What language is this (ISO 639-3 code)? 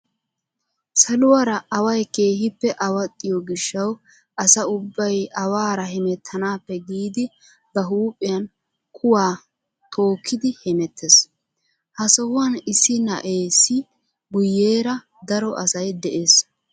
wal